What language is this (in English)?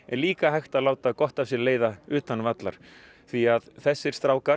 Icelandic